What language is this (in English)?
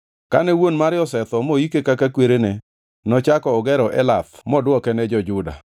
Luo (Kenya and Tanzania)